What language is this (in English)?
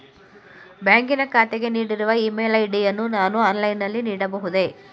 Kannada